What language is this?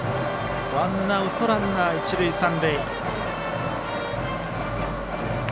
Japanese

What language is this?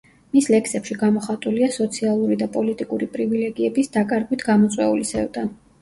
Georgian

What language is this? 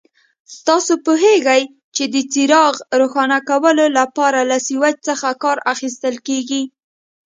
Pashto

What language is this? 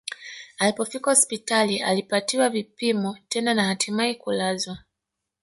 Swahili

